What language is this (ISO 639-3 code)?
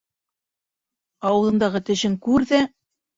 bak